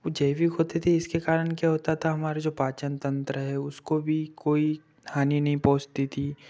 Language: Hindi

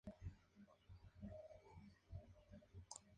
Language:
Spanish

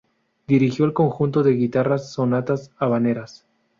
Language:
Spanish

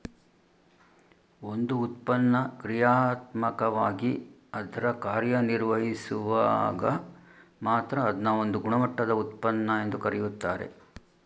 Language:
Kannada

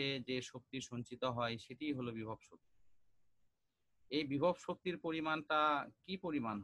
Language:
Bangla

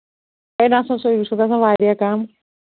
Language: Kashmiri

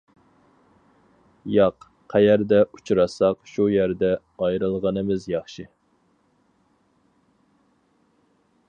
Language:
Uyghur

